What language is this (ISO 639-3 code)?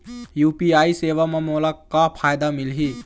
hne